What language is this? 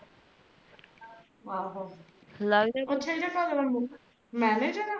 Punjabi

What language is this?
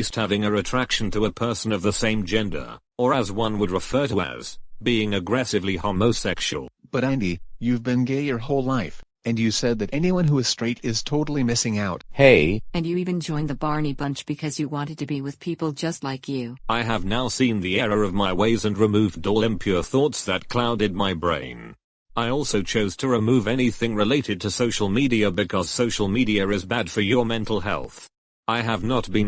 English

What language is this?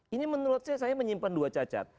Indonesian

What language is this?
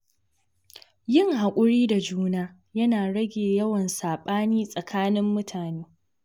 Hausa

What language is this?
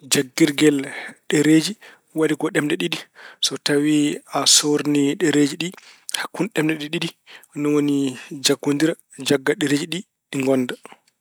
Fula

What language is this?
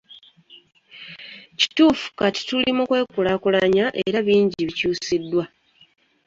Ganda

